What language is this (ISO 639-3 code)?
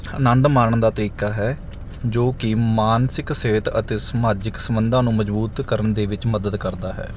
pan